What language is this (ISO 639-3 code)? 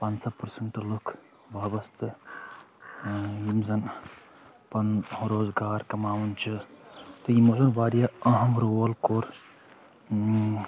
kas